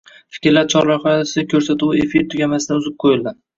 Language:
Uzbek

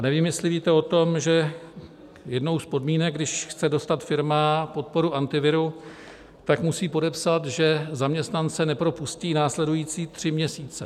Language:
Czech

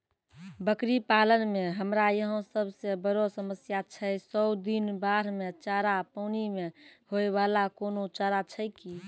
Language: Maithili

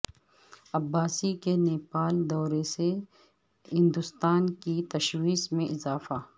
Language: Urdu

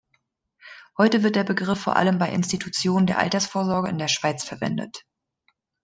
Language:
German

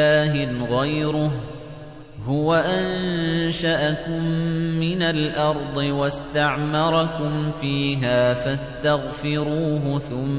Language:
Arabic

